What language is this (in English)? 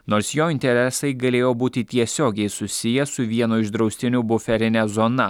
Lithuanian